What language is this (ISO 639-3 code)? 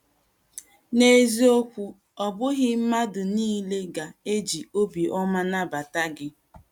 ibo